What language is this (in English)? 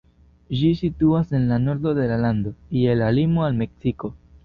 Esperanto